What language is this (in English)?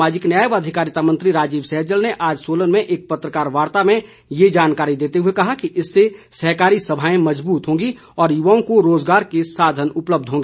Hindi